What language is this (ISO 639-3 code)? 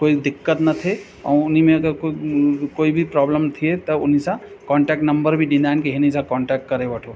snd